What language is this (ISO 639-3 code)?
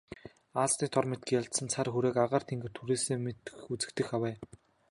mon